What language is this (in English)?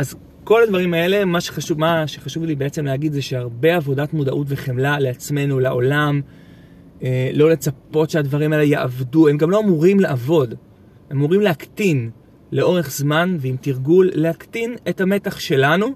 Hebrew